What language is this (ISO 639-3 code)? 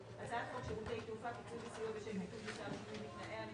heb